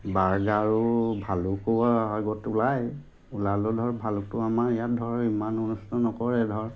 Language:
Assamese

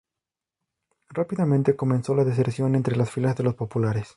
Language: Spanish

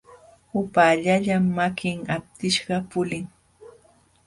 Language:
Jauja Wanca Quechua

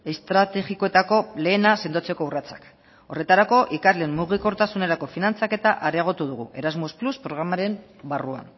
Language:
Basque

